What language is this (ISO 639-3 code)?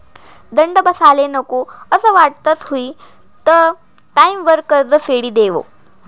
mar